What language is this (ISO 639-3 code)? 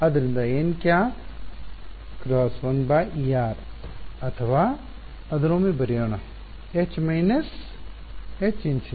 kan